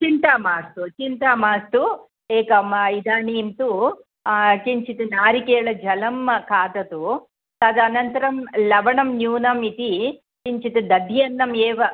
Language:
Sanskrit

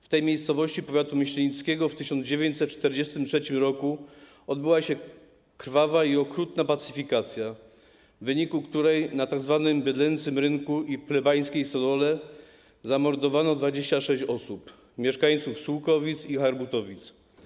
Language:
Polish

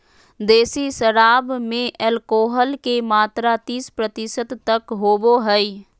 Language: Magahi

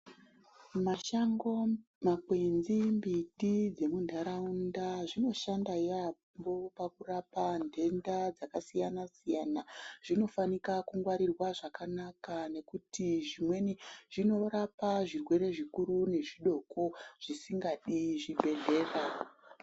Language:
Ndau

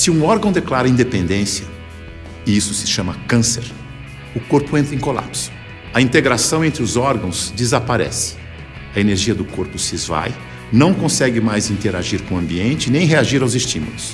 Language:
Portuguese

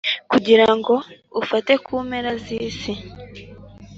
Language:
Kinyarwanda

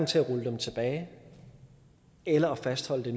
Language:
Danish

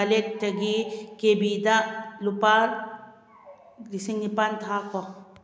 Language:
Manipuri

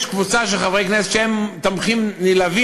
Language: Hebrew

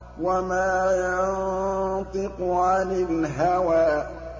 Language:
Arabic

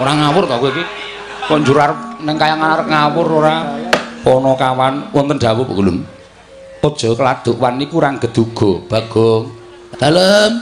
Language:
Indonesian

